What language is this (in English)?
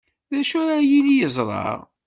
Kabyle